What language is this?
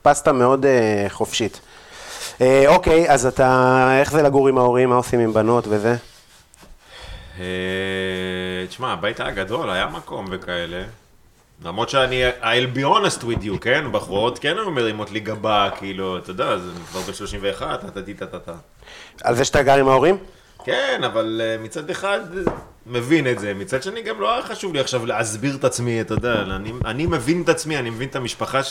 Hebrew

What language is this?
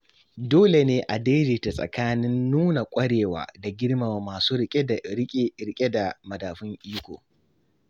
Hausa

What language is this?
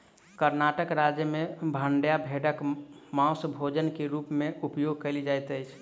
Maithili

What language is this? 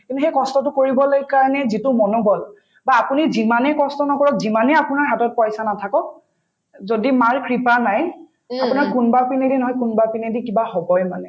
Assamese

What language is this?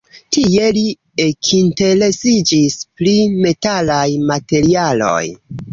Esperanto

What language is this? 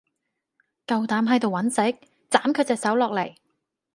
Cantonese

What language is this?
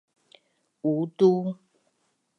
Bunun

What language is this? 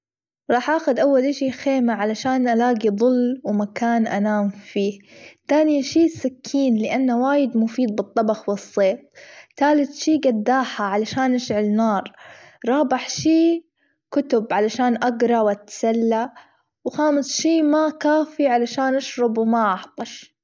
Gulf Arabic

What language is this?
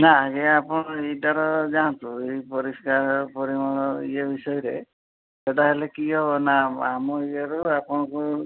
Odia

